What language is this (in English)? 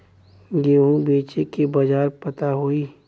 Bhojpuri